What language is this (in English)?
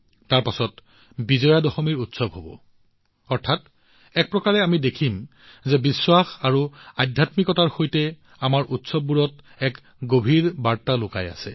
Assamese